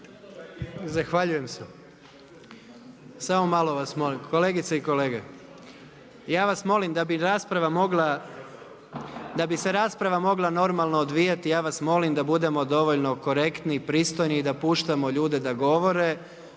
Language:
Croatian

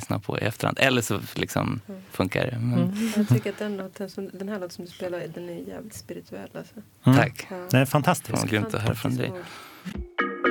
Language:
Swedish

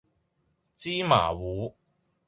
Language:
Cantonese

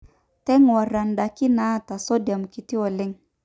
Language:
Masai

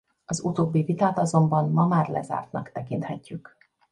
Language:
Hungarian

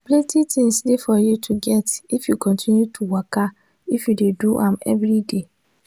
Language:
Nigerian Pidgin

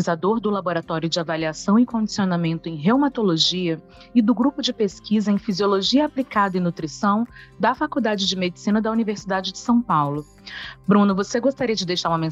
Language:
Portuguese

